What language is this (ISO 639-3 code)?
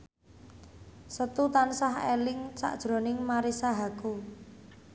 jav